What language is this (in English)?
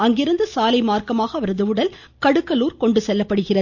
Tamil